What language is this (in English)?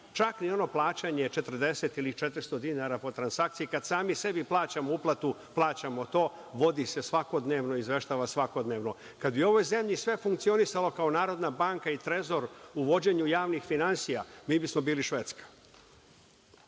Serbian